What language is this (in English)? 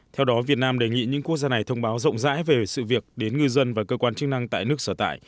Vietnamese